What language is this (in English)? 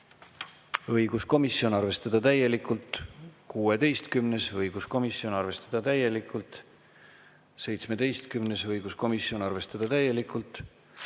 Estonian